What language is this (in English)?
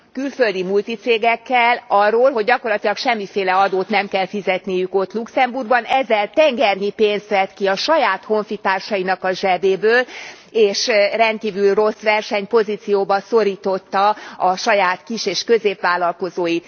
Hungarian